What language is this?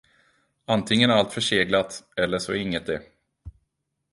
Swedish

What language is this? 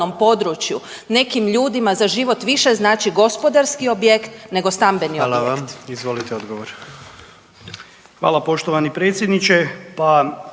Croatian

